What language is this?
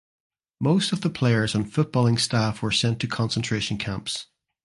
English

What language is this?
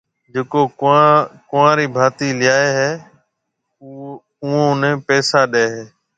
Marwari (Pakistan)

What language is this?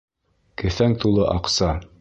Bashkir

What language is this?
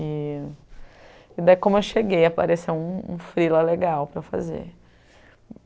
Portuguese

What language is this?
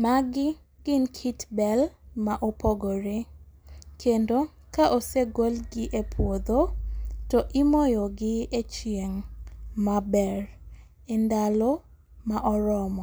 Luo (Kenya and Tanzania)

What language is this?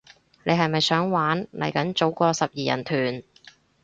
Cantonese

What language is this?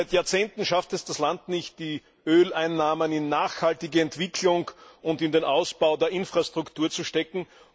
German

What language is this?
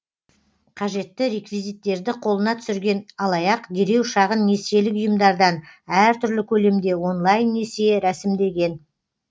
Kazakh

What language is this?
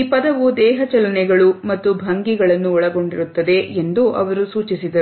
Kannada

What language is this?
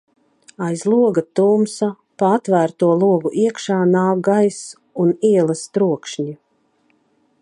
Latvian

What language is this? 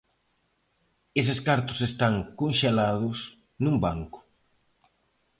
Galician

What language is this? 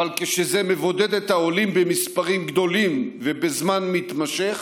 Hebrew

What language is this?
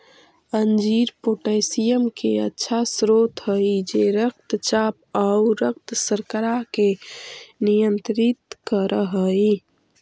Magahi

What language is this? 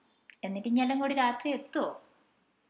Malayalam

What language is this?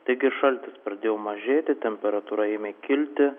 Lithuanian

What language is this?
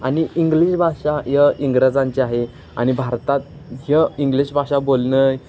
Marathi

